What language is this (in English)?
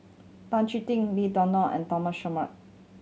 English